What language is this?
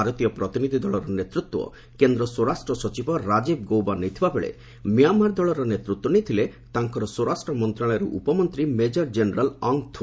Odia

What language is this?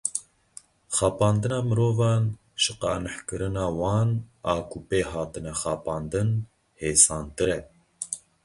Kurdish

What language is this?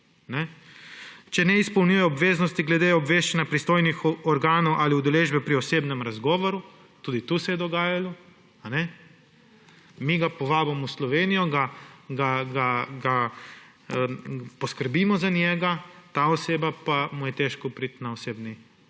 Slovenian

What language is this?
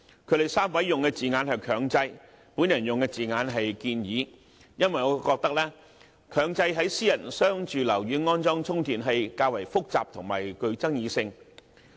Cantonese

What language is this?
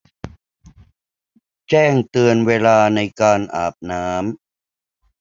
Thai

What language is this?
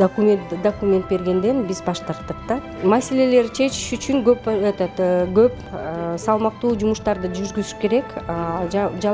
Turkish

